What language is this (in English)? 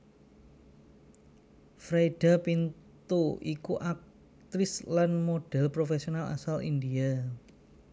Javanese